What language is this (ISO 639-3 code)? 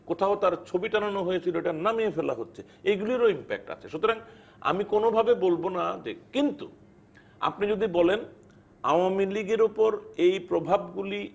ben